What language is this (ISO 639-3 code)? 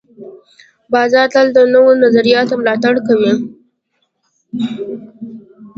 pus